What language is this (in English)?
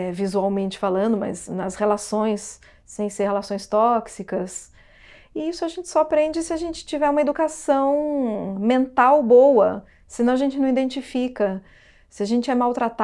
Portuguese